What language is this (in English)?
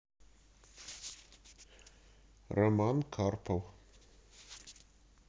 Russian